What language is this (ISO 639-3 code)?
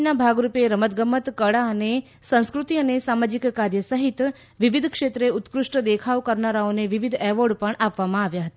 guj